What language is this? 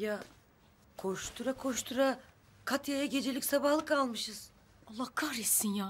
Turkish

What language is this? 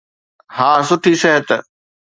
Sindhi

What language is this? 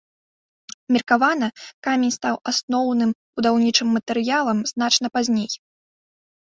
Belarusian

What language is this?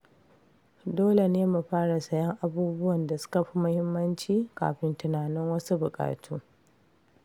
Hausa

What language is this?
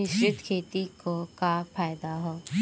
Bhojpuri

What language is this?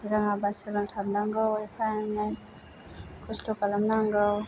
Bodo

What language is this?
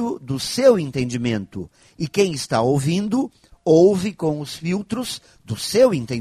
Portuguese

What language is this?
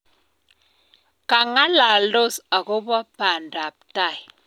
Kalenjin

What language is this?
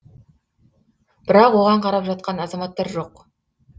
Kazakh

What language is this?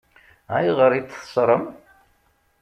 Kabyle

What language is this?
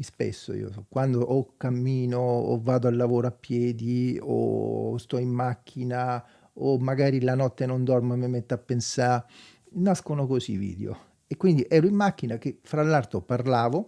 Italian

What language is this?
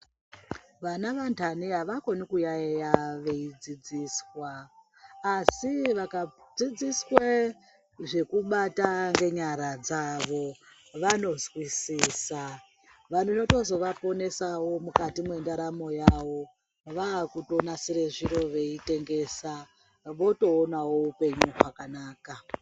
Ndau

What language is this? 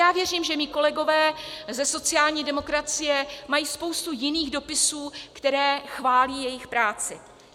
Czech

